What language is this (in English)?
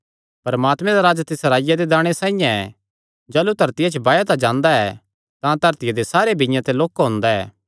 Kangri